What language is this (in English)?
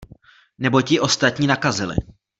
Czech